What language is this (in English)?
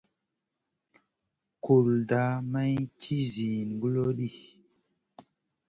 Masana